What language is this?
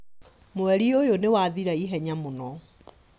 Kikuyu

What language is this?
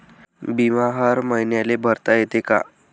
Marathi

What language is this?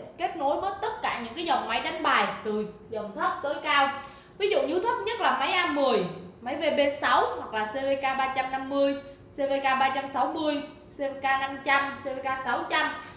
Vietnamese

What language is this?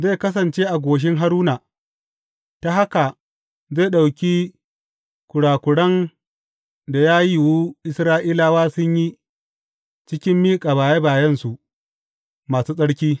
Hausa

